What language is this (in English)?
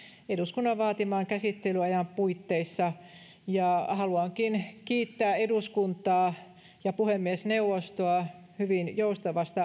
Finnish